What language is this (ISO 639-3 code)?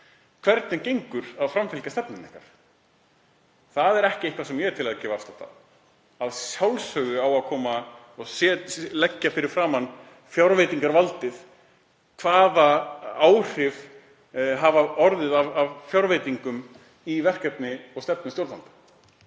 isl